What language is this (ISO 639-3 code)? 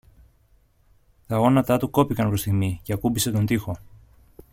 ell